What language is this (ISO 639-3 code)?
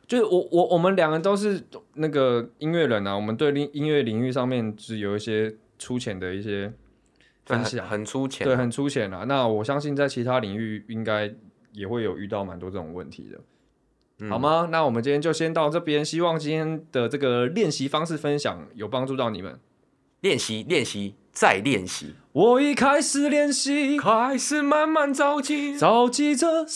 zho